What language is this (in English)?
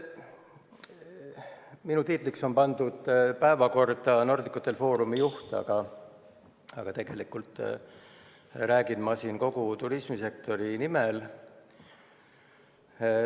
Estonian